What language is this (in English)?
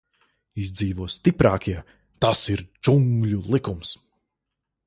Latvian